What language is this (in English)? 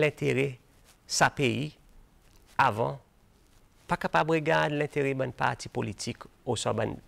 French